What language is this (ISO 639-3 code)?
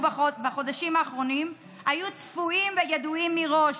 heb